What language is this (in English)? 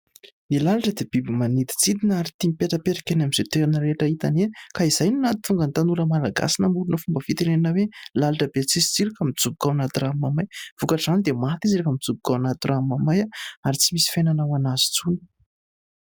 Malagasy